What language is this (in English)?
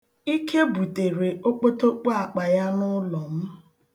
Igbo